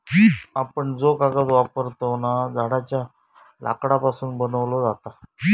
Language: Marathi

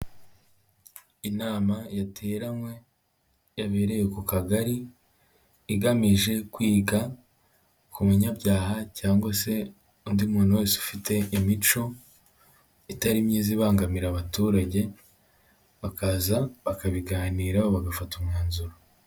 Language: Kinyarwanda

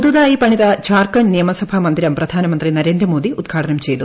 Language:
Malayalam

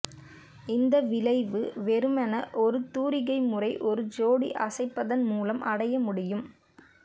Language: Tamil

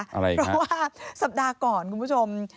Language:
Thai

